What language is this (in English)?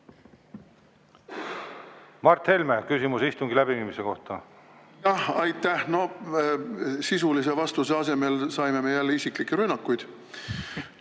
Estonian